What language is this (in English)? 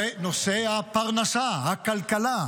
Hebrew